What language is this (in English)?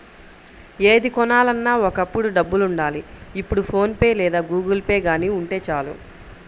Telugu